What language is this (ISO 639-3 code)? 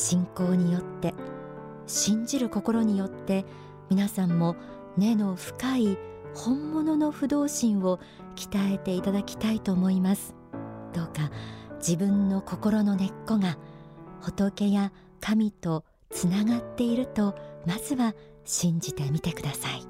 jpn